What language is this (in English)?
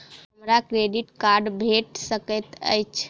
Maithili